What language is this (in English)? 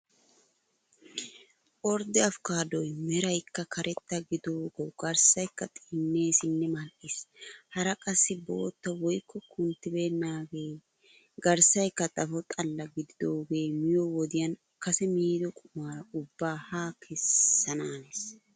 Wolaytta